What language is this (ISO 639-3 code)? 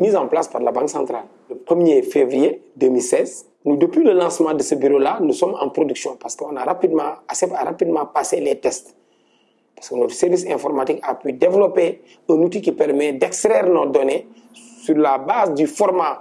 fra